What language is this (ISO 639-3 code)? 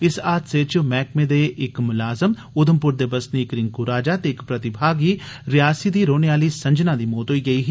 doi